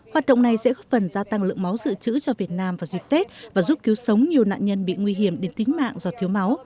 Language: Vietnamese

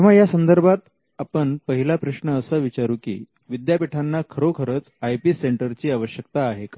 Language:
Marathi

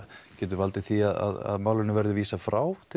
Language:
Icelandic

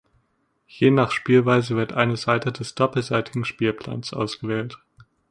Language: German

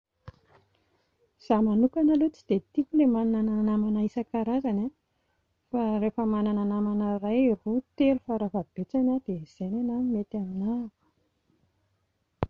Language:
Malagasy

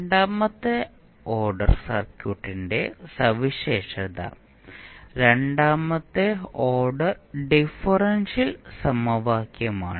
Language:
Malayalam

